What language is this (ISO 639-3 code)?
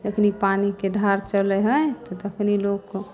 mai